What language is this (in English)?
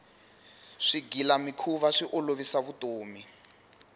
Tsonga